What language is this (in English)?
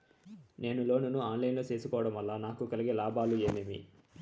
Telugu